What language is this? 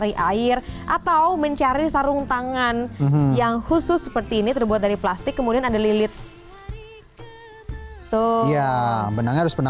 Indonesian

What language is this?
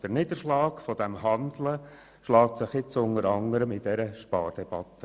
Swiss German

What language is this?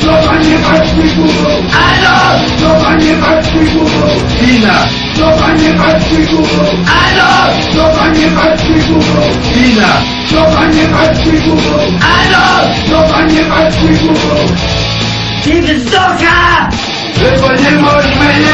Slovak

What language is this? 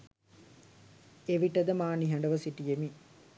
Sinhala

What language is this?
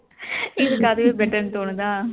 Tamil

